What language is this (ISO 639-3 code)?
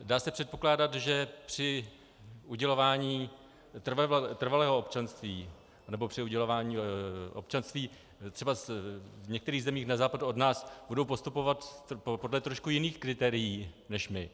ces